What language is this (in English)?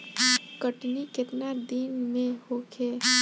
Bhojpuri